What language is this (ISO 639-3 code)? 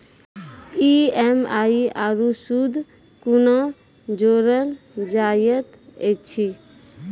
mai